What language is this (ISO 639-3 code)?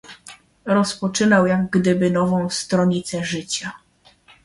pol